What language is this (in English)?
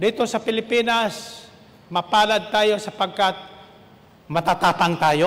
Filipino